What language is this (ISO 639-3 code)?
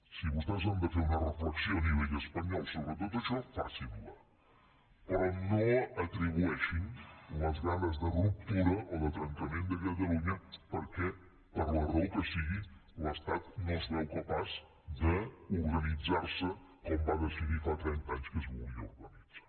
cat